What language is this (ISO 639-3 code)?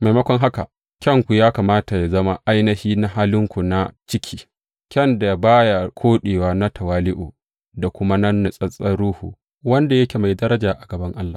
hau